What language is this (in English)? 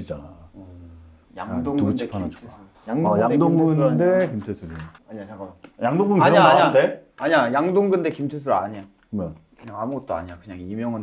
Korean